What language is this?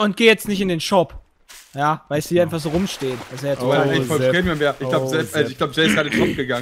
German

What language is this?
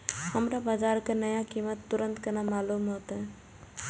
Maithili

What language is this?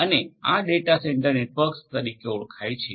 Gujarati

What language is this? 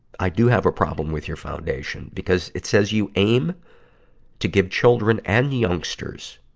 English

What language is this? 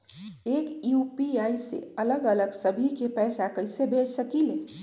Magahi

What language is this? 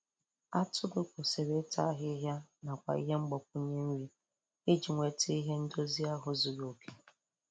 Igbo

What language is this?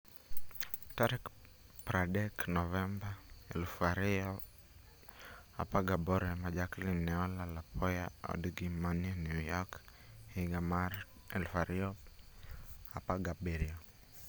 Luo (Kenya and Tanzania)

